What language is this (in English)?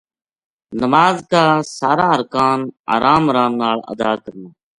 Gujari